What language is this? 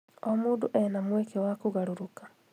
Kikuyu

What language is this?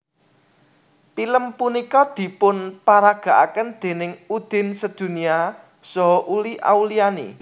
Javanese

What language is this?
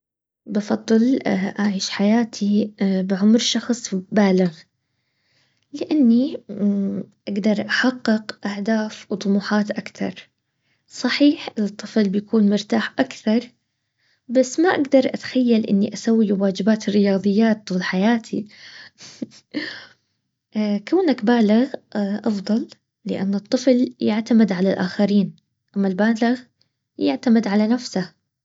Baharna Arabic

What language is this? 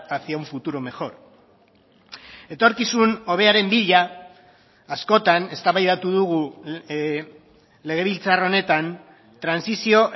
Basque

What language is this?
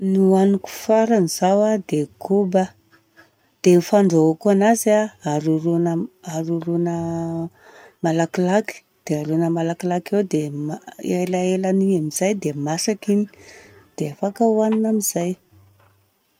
Southern Betsimisaraka Malagasy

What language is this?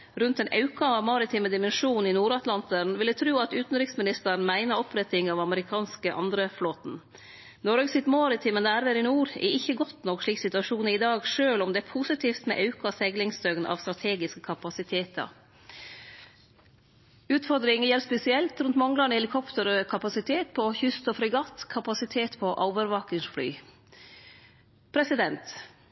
Norwegian Nynorsk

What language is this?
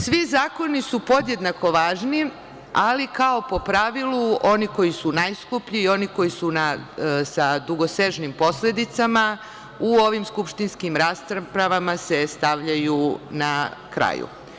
Serbian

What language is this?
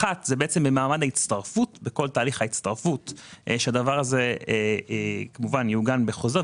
Hebrew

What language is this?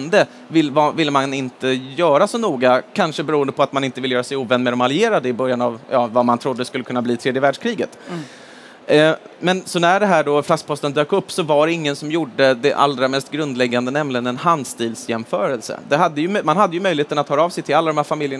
Swedish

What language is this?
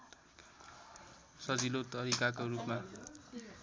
Nepali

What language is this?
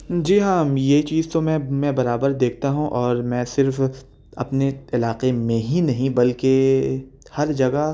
Urdu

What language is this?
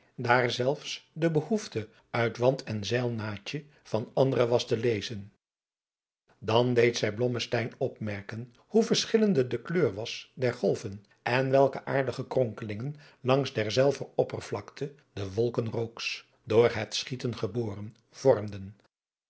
Dutch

